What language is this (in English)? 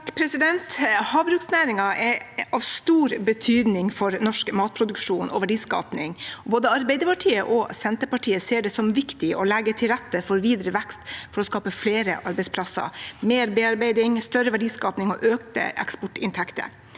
Norwegian